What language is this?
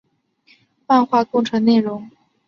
Chinese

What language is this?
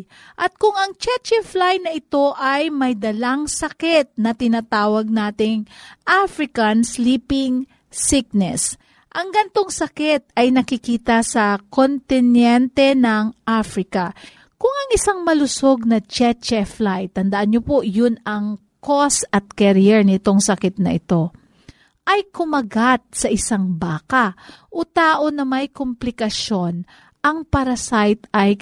Filipino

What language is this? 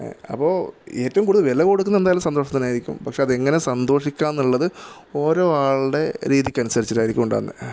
Malayalam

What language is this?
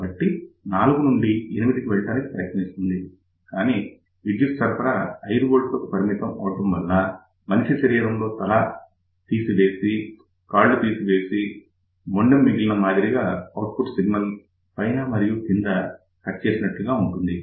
Telugu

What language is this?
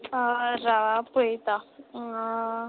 Konkani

